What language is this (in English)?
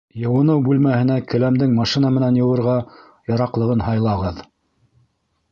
Bashkir